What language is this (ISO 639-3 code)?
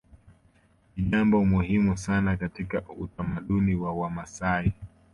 swa